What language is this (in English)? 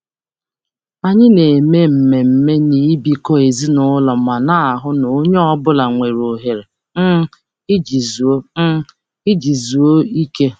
Igbo